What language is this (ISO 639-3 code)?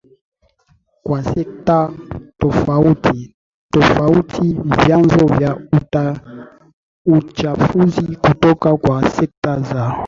swa